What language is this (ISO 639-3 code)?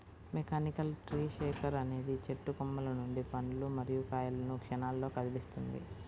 tel